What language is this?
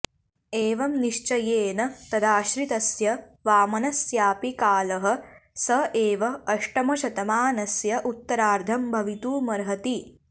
Sanskrit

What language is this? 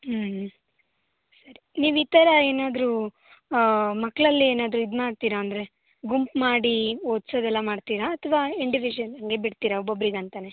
Kannada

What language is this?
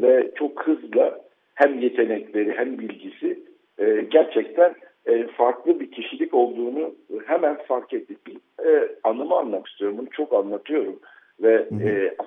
Turkish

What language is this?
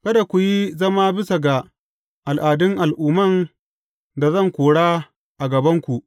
Hausa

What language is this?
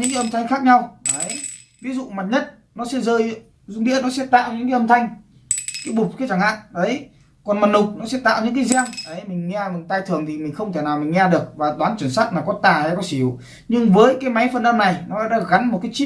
Vietnamese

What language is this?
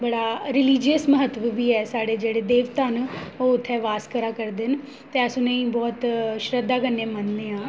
Dogri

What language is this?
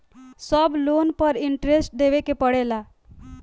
Bhojpuri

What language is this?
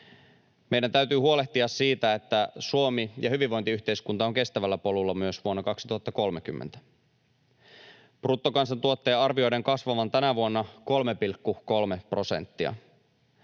Finnish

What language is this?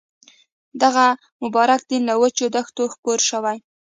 Pashto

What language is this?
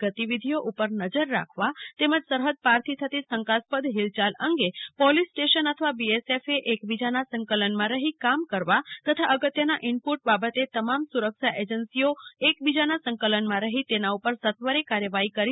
Gujarati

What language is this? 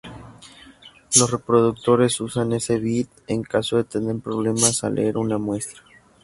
Spanish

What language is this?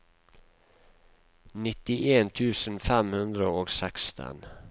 Norwegian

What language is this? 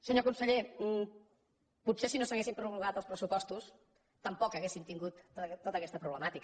Catalan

